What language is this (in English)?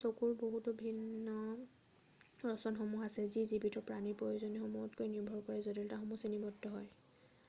Assamese